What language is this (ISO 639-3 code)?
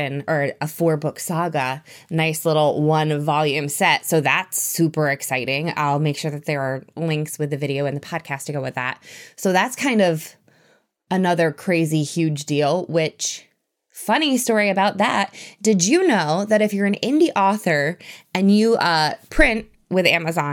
eng